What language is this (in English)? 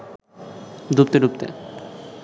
Bangla